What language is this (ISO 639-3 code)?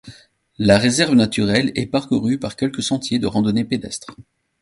fra